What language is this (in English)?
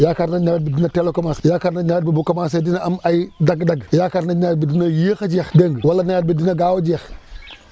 Wolof